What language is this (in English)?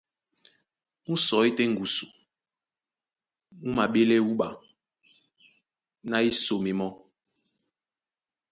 Duala